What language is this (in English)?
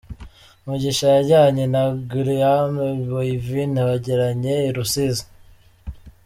Kinyarwanda